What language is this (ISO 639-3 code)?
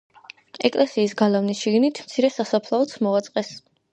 kat